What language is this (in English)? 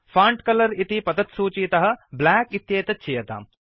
Sanskrit